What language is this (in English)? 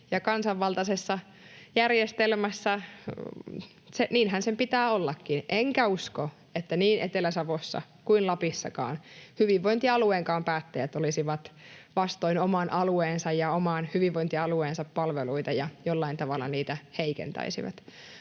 Finnish